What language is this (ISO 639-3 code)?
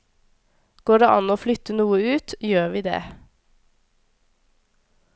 nor